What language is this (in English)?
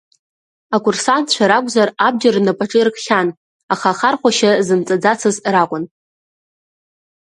Abkhazian